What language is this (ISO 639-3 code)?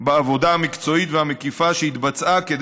heb